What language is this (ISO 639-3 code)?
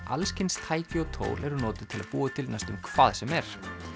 isl